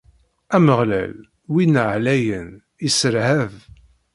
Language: Kabyle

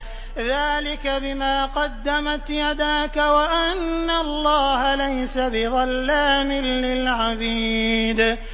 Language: Arabic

